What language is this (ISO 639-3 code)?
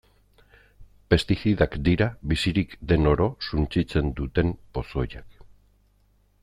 eus